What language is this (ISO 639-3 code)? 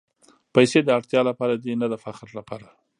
pus